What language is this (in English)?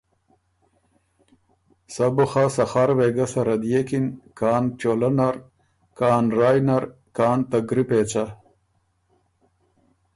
Ormuri